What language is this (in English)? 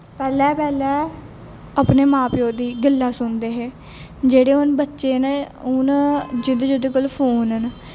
Dogri